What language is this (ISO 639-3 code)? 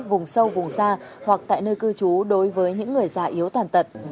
vie